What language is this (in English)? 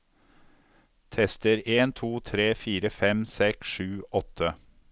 Norwegian